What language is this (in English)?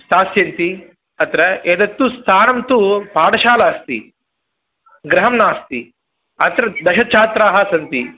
Sanskrit